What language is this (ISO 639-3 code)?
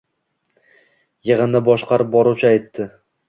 uzb